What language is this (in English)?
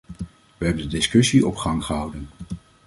Dutch